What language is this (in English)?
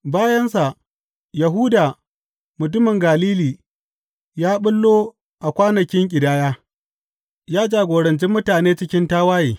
Hausa